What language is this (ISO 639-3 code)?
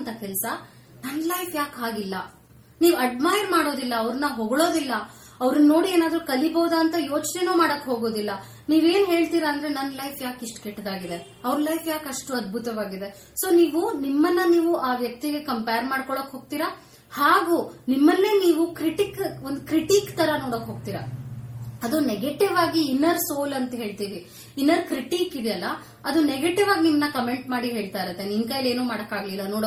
kan